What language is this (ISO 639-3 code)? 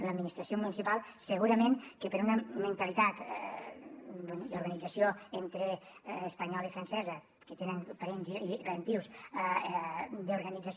cat